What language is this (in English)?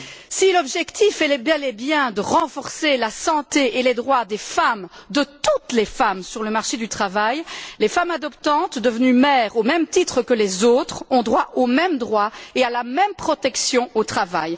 French